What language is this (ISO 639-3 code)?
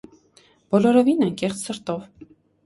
hye